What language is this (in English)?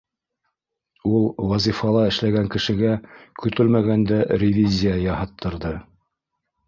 Bashkir